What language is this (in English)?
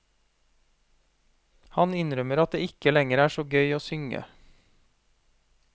Norwegian